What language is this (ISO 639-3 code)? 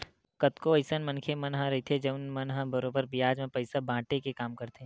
hne